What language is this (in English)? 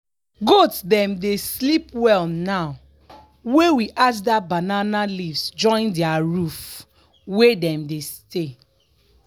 Nigerian Pidgin